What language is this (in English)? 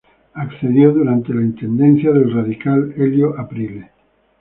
Spanish